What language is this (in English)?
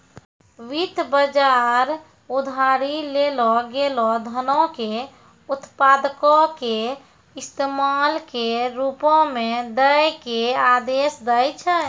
Maithili